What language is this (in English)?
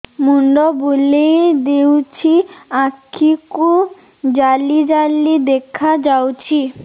Odia